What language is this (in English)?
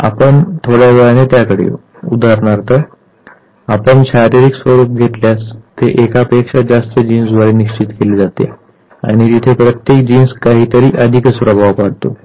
Marathi